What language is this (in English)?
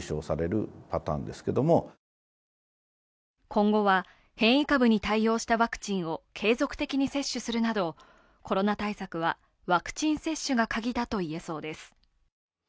Japanese